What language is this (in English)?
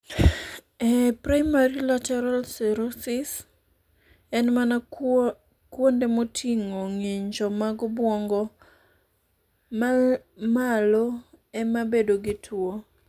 Luo (Kenya and Tanzania)